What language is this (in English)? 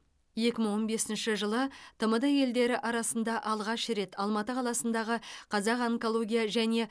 Kazakh